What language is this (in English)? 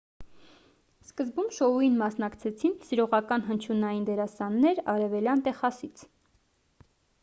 Armenian